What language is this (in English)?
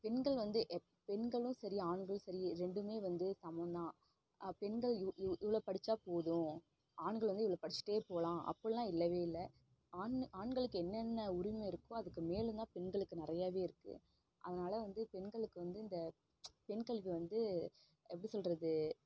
Tamil